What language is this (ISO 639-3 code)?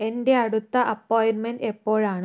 mal